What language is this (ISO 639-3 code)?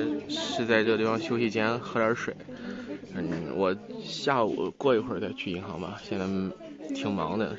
zho